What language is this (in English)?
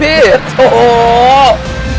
Thai